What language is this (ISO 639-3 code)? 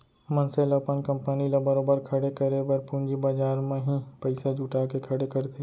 hne